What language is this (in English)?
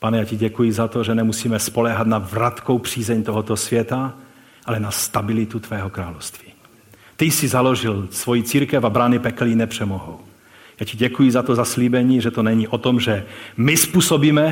Czech